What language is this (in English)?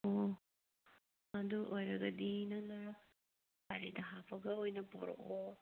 Manipuri